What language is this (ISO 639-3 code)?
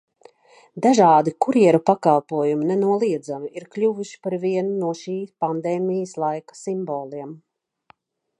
lav